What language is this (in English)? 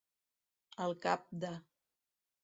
Catalan